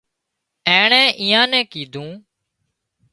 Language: Wadiyara Koli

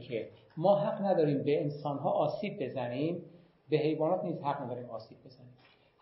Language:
Persian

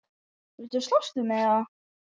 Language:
Icelandic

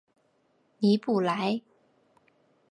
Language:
Chinese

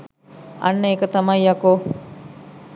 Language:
Sinhala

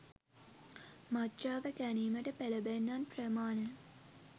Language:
Sinhala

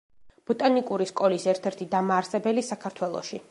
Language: Georgian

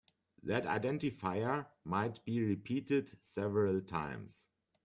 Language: English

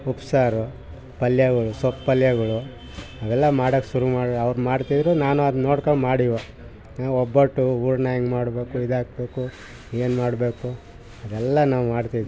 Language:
Kannada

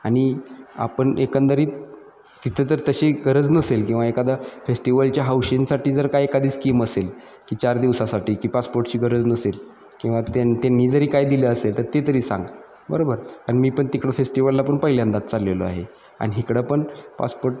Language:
Marathi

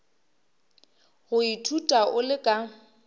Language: Northern Sotho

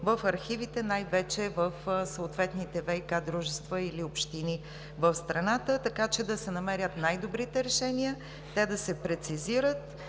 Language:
Bulgarian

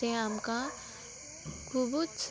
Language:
Konkani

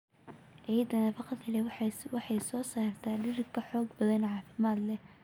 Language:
Somali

